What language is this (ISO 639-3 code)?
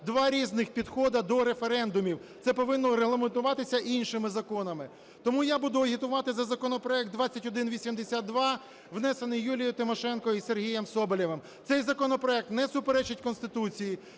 ukr